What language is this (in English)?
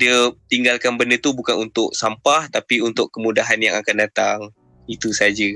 Malay